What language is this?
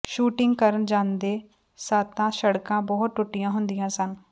Punjabi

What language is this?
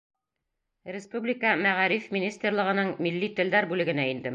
Bashkir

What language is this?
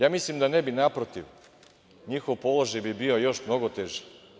Serbian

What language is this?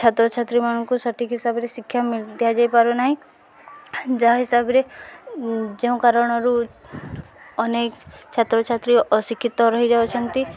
Odia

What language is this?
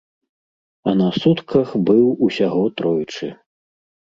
Belarusian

